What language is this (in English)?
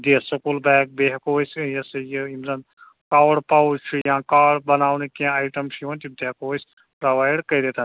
Kashmiri